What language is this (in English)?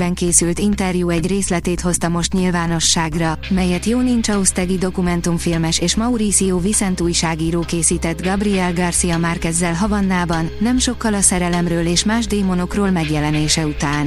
Hungarian